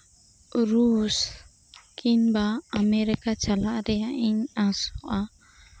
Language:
Santali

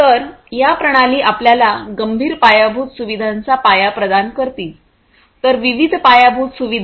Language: Marathi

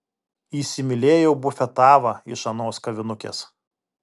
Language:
Lithuanian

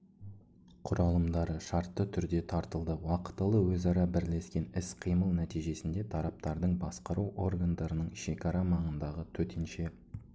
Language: Kazakh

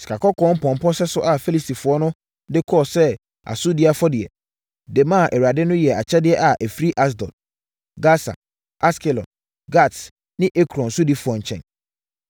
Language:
Akan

